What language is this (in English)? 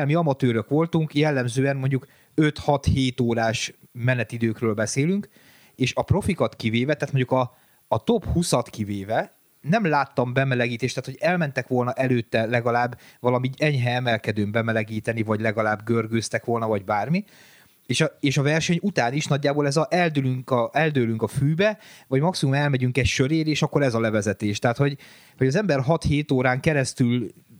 Hungarian